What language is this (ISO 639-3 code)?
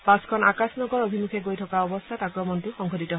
asm